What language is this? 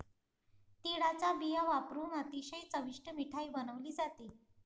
Marathi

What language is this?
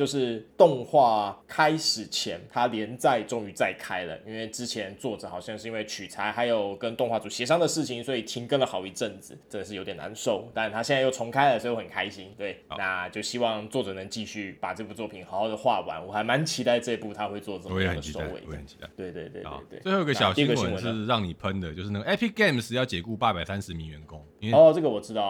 Chinese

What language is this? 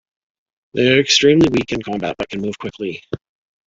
English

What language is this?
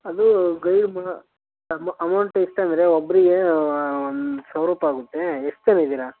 Kannada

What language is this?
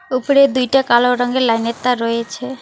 Bangla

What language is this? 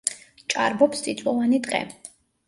Georgian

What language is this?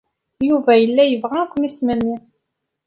Kabyle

